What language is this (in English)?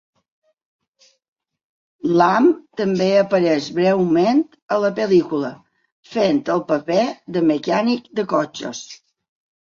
Catalan